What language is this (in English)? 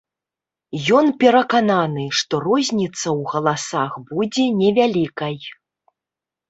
Belarusian